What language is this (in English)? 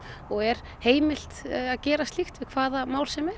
Icelandic